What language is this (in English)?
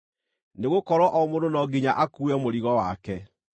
Kikuyu